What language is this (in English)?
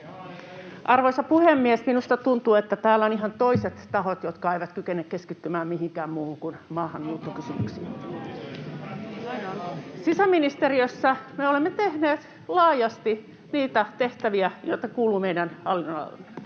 Finnish